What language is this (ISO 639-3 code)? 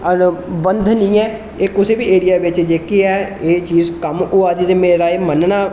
doi